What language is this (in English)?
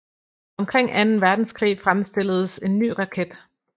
Danish